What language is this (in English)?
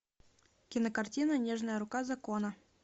Russian